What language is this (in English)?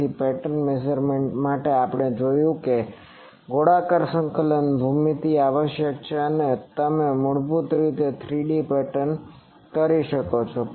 Gujarati